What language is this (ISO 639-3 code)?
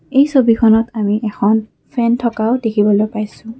asm